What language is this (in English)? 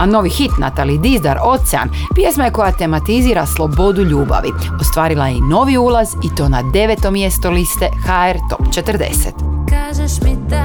Croatian